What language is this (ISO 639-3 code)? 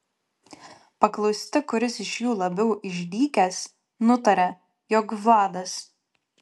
lit